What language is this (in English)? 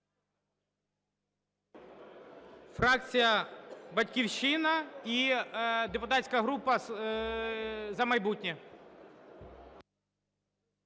Ukrainian